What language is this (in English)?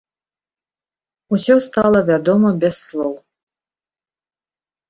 Belarusian